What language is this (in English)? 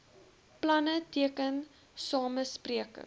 Afrikaans